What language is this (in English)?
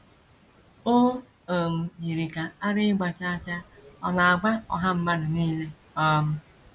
Igbo